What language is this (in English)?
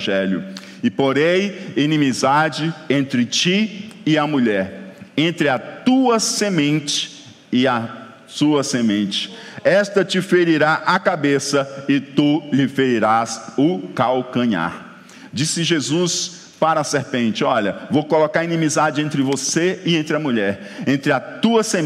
Portuguese